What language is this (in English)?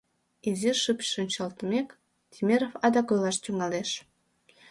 Mari